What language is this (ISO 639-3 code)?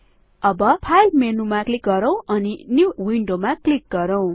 nep